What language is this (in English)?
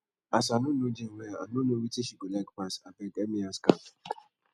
Nigerian Pidgin